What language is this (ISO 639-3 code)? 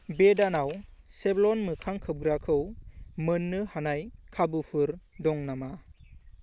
brx